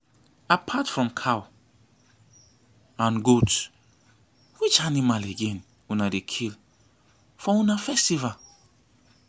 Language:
Nigerian Pidgin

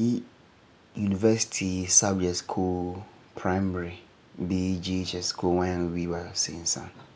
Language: Frafra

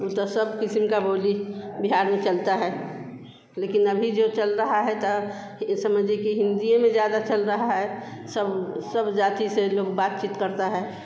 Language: Hindi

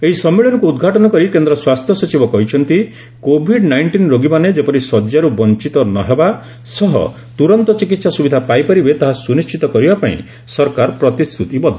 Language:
Odia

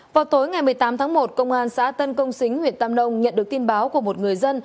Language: Vietnamese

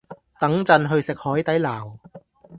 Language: Cantonese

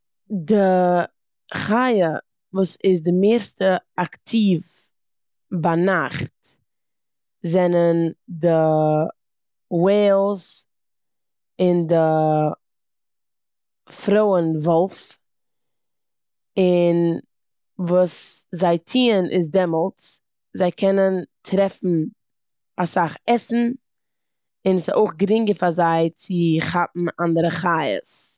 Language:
Yiddish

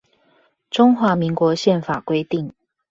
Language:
Chinese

